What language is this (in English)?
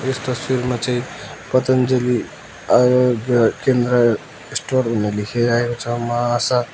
Nepali